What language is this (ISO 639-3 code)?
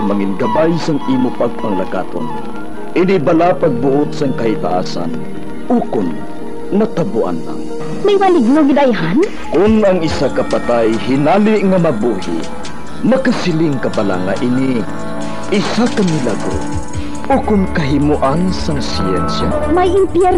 fil